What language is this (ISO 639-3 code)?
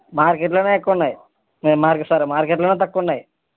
tel